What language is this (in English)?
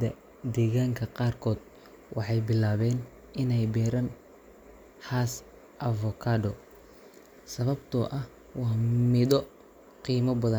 Somali